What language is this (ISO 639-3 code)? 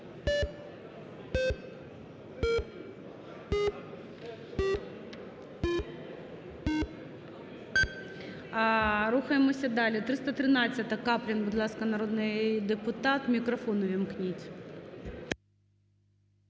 ukr